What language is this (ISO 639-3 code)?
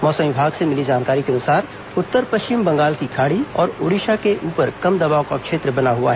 hin